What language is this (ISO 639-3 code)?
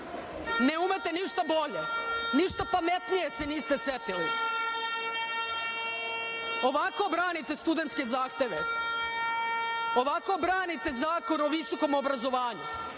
srp